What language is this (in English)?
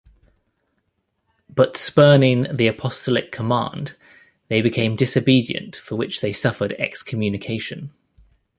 English